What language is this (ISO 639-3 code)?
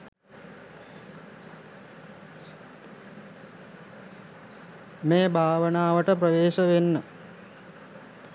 sin